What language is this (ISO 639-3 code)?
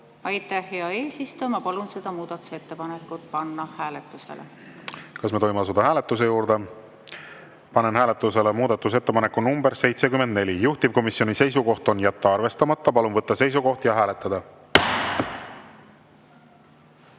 est